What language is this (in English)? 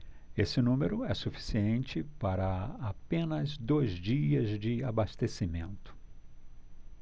Portuguese